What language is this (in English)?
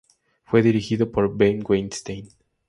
Spanish